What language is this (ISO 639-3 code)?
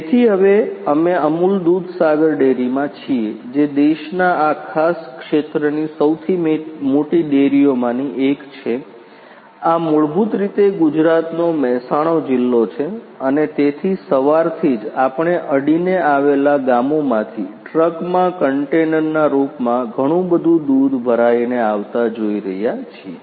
guj